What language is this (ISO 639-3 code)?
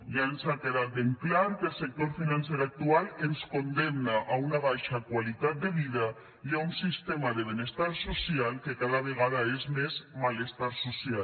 cat